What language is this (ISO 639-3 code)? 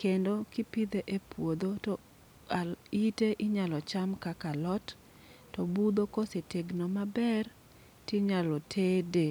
luo